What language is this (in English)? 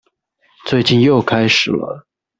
Chinese